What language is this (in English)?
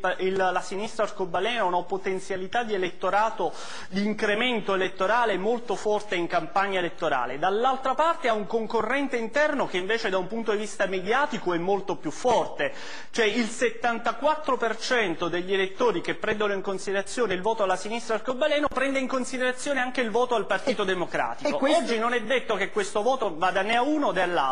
Italian